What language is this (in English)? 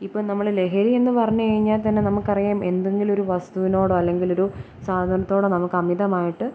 Malayalam